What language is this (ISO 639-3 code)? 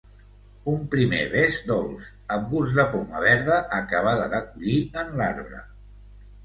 cat